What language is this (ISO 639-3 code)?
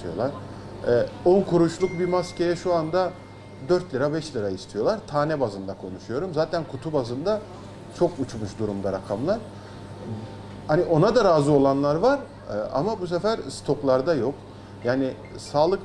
tur